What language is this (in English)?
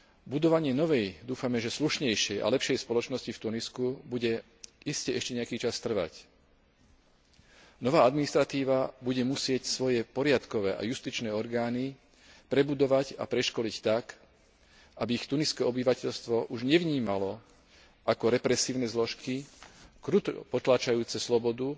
Slovak